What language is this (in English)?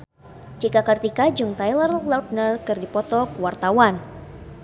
Sundanese